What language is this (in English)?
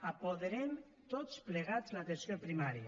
Catalan